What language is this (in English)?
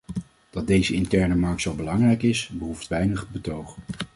Dutch